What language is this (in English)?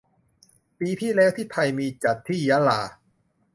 Thai